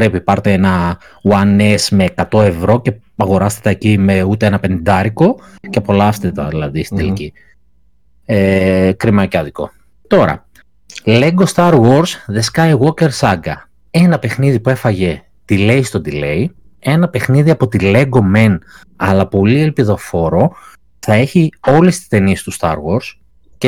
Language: Greek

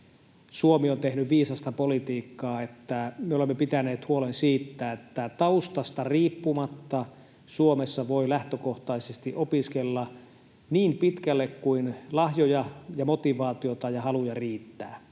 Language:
Finnish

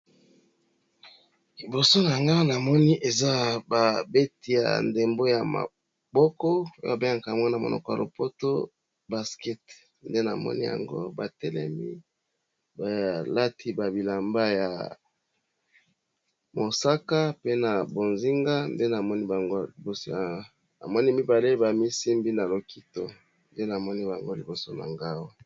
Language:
Lingala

